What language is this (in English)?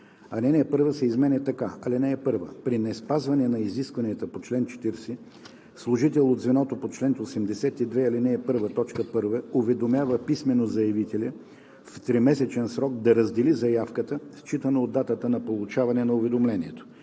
Bulgarian